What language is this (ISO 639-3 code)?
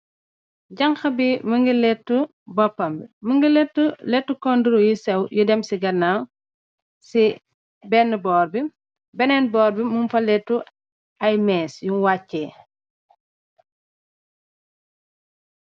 wol